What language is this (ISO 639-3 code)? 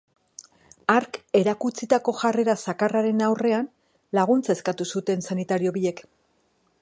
eus